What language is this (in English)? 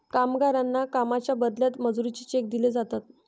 Marathi